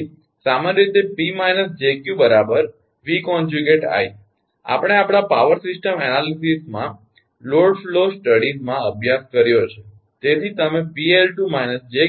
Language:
Gujarati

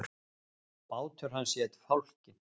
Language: Icelandic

